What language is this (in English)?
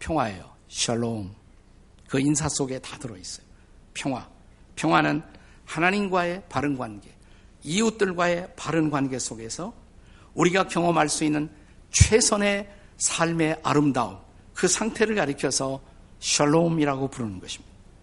Korean